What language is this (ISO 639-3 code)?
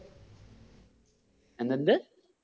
mal